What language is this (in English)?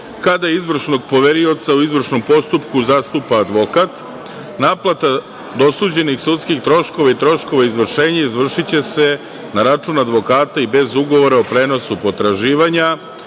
Serbian